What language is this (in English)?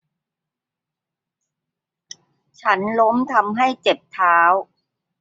Thai